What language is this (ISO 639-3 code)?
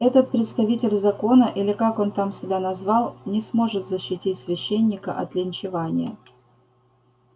rus